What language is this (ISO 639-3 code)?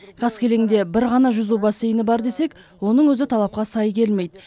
kaz